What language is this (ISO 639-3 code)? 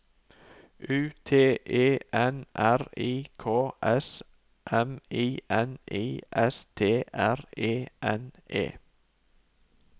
nor